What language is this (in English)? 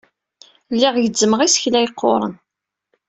Kabyle